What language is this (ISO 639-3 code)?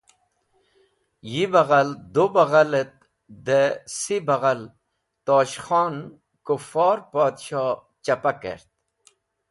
wbl